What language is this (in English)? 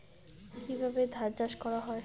Bangla